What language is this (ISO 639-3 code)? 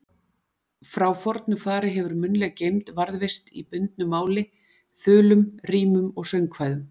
isl